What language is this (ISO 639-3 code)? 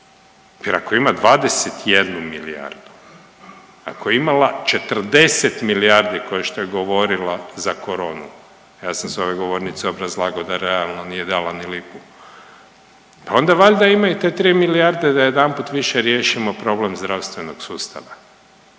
hrv